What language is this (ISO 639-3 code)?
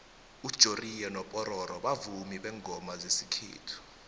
nbl